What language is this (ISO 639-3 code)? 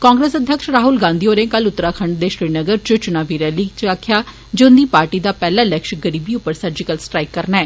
doi